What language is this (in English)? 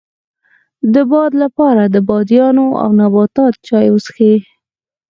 Pashto